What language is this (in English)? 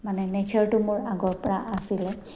Assamese